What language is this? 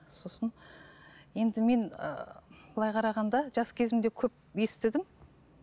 Kazakh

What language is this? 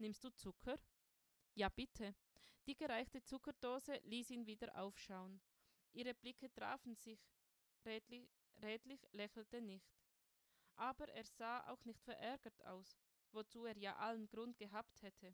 German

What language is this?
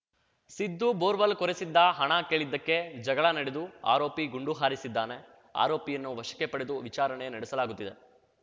Kannada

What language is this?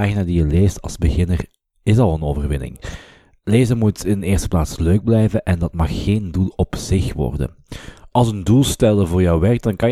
Dutch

